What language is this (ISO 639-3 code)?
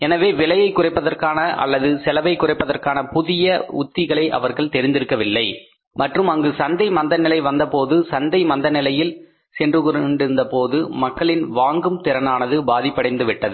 tam